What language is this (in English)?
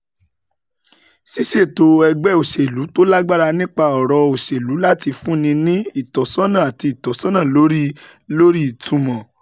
Yoruba